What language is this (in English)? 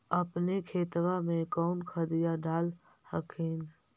Magahi